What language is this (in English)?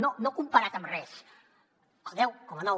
Catalan